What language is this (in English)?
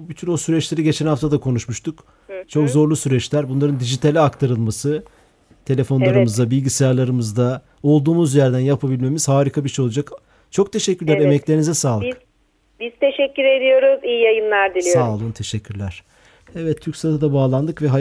Turkish